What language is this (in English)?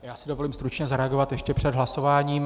Czech